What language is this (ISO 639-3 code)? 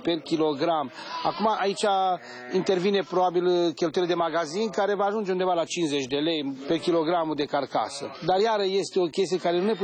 ron